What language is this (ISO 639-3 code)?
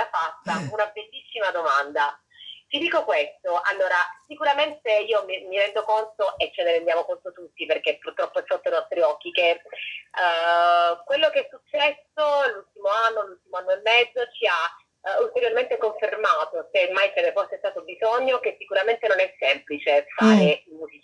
ita